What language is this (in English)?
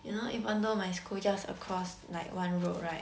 English